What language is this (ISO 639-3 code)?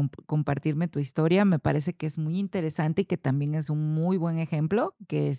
spa